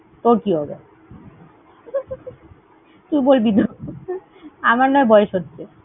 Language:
Bangla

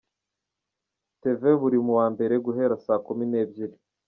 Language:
Kinyarwanda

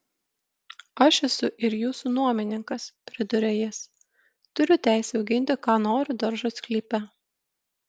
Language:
Lithuanian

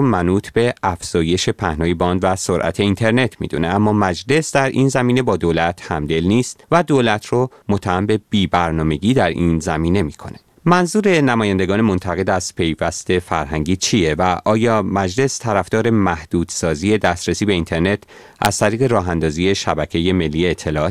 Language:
Persian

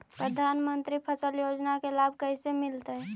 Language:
Magahi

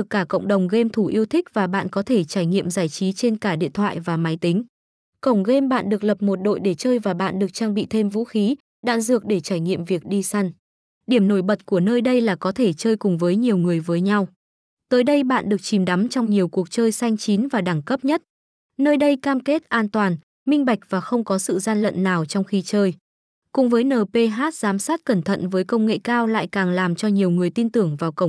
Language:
Vietnamese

